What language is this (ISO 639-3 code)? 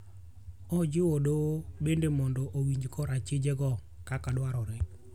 luo